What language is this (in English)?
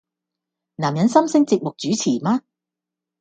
Cantonese